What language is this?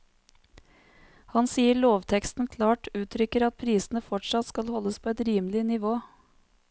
Norwegian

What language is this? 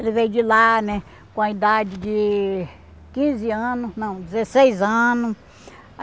Portuguese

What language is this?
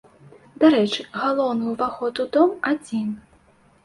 Belarusian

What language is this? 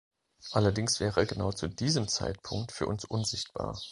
German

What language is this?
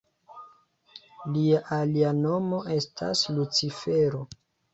Esperanto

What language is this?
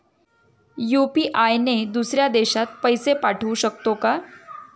Marathi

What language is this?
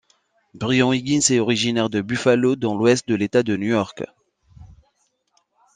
French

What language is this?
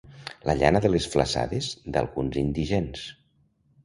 Catalan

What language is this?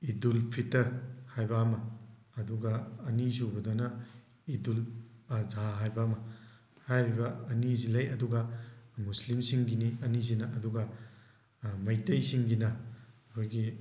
Manipuri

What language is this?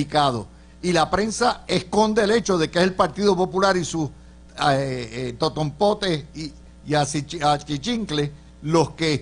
Spanish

